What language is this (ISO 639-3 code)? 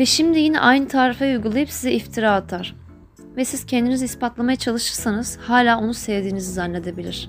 tur